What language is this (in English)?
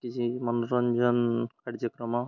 Odia